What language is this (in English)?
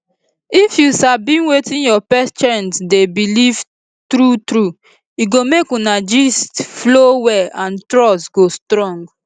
Nigerian Pidgin